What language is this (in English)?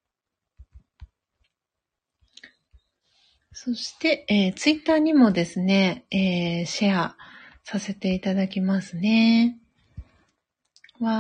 Japanese